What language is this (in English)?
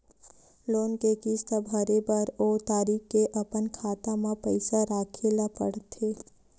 Chhattisgarhi